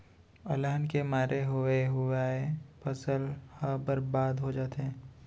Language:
Chhattisgarhi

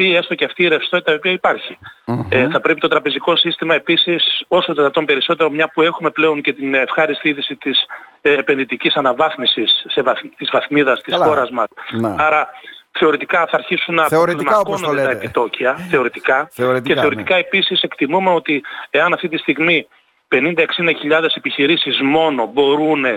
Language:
Greek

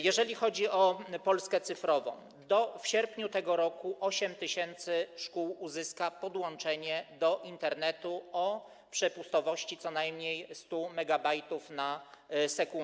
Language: Polish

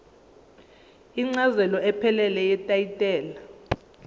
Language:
Zulu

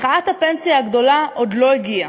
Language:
Hebrew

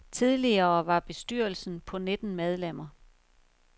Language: Danish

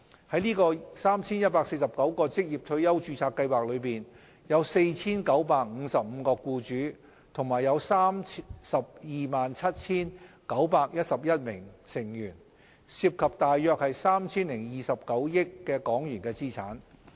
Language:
Cantonese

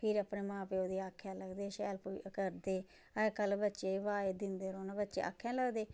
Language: Dogri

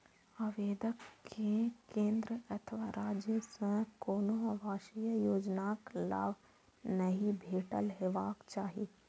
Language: Maithili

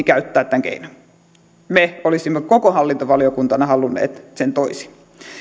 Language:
Finnish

